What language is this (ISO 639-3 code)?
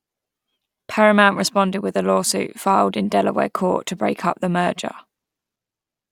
eng